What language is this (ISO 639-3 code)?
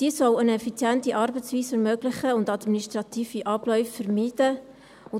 gsw